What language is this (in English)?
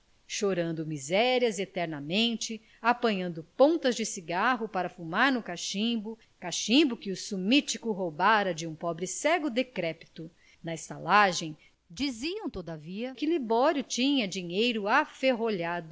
Portuguese